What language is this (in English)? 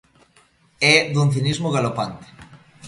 Galician